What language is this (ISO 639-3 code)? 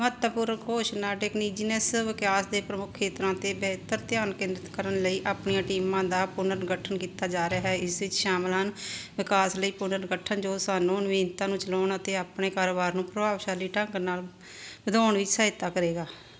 pan